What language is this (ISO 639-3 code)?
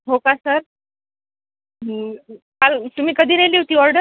mar